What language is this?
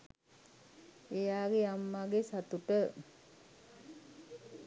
Sinhala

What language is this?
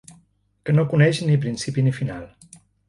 Catalan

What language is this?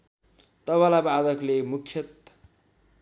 Nepali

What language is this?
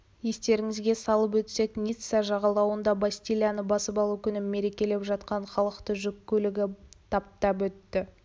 Kazakh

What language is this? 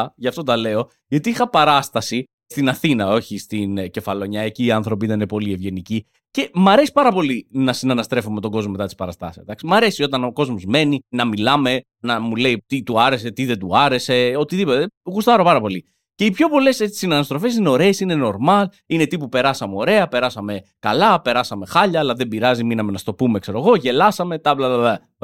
Greek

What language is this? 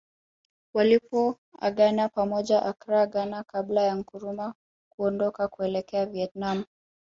Swahili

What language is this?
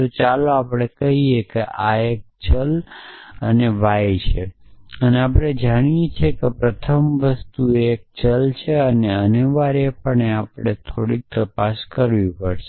Gujarati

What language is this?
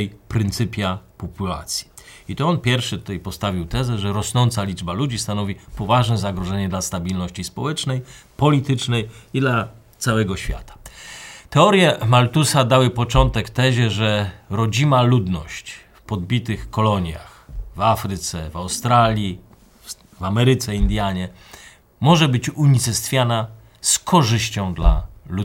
Polish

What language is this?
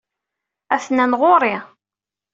Kabyle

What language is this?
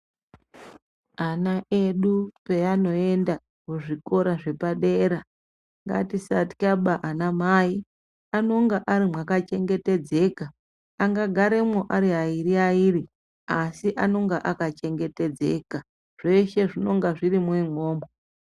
Ndau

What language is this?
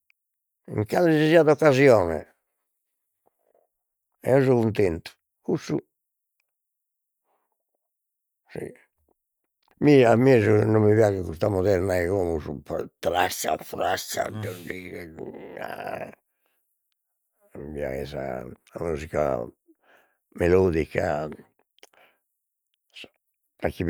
Sardinian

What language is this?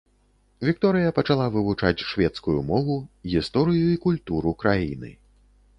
Belarusian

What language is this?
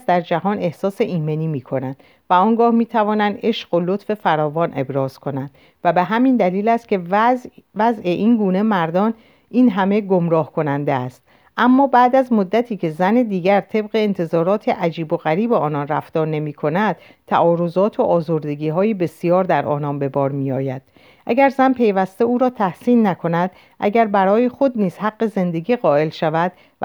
Persian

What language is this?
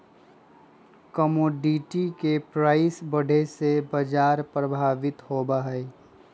Magahi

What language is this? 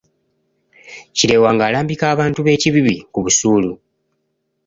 Ganda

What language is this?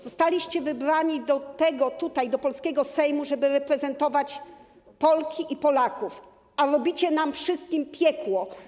Polish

